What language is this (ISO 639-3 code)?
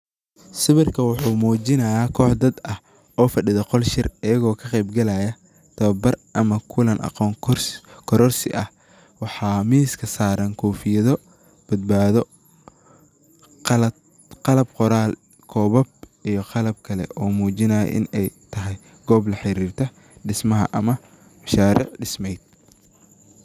som